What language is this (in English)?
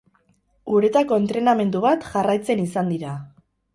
Basque